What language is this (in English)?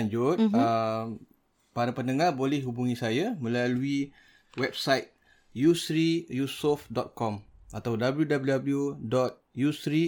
Malay